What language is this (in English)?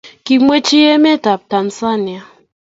Kalenjin